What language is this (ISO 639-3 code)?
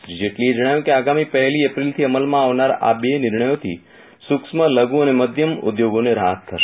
guj